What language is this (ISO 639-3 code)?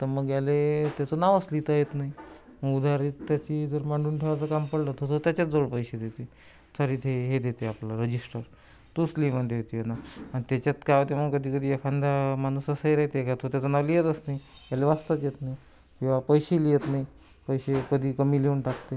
mar